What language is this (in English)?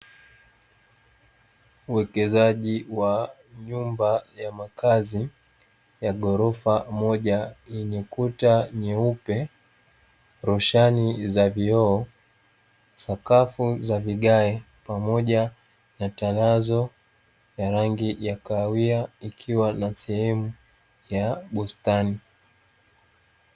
Swahili